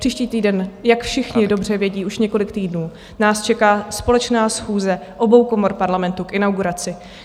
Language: Czech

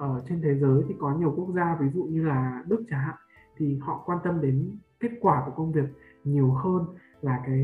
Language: Vietnamese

